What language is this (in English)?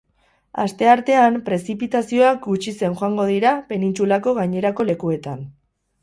Basque